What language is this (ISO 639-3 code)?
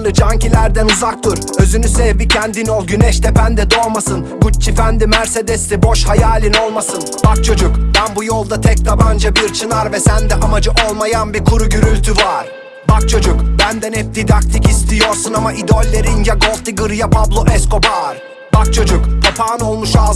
tur